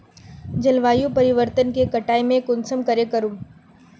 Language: Magahi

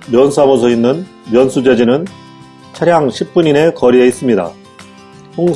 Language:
Korean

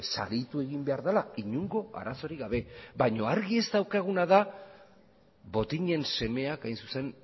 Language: Basque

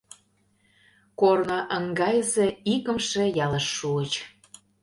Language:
Mari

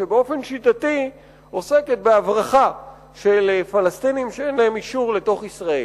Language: Hebrew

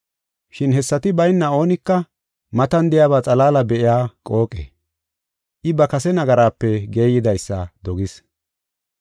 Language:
Gofa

